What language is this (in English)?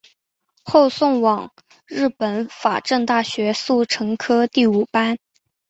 Chinese